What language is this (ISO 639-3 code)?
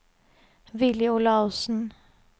nor